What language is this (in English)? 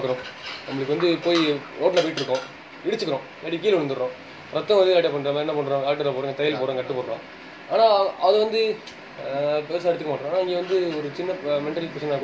Tamil